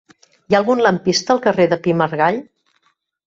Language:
Catalan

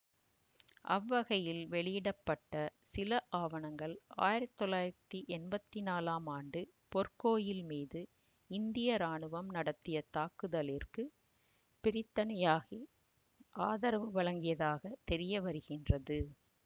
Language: Tamil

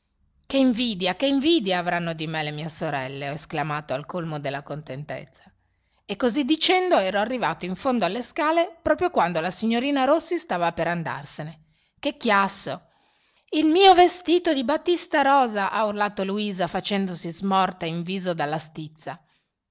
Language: Italian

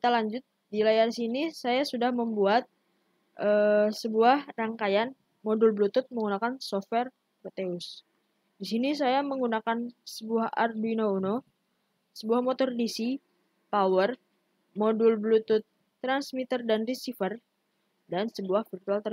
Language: Indonesian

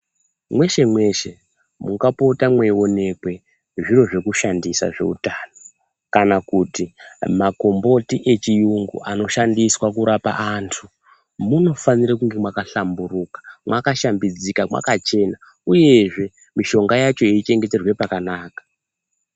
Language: Ndau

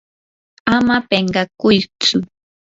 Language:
Yanahuanca Pasco Quechua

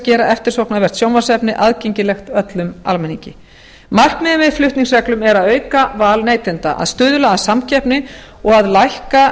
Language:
Icelandic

